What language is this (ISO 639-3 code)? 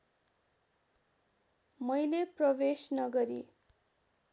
nep